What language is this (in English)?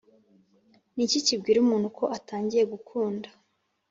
Kinyarwanda